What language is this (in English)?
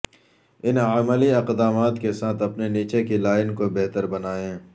Urdu